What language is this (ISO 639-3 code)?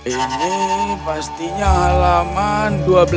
ind